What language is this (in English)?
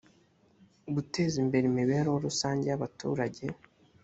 Kinyarwanda